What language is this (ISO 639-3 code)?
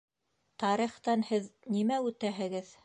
bak